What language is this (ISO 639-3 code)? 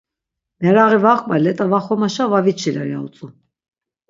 lzz